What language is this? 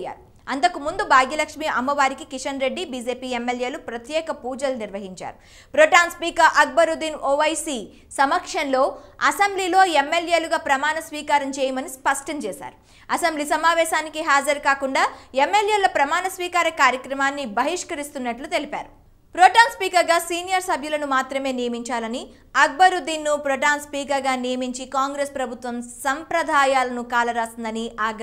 Telugu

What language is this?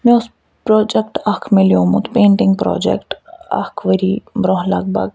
Kashmiri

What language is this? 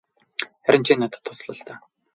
Mongolian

